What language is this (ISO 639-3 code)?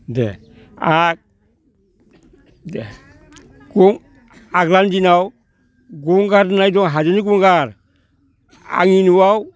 brx